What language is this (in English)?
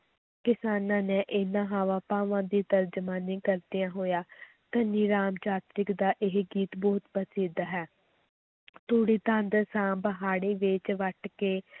Punjabi